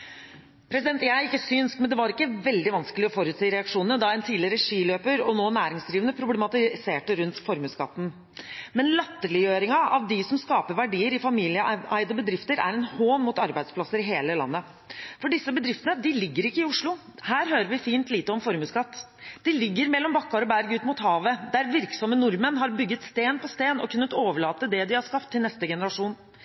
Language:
Norwegian Bokmål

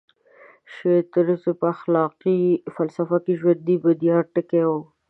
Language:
Pashto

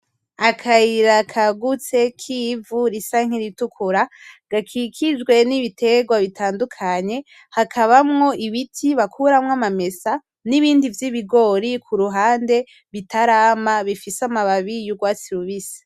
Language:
Rundi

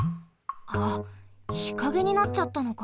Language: Japanese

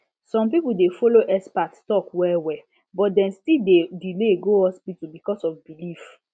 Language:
Nigerian Pidgin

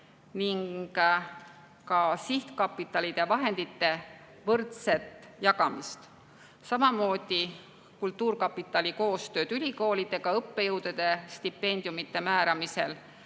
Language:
Estonian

